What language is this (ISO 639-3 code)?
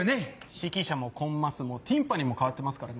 jpn